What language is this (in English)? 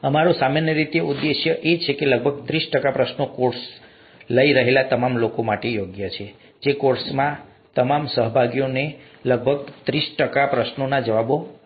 Gujarati